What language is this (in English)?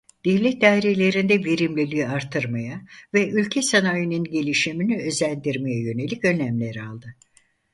Turkish